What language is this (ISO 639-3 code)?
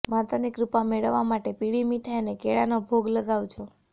guj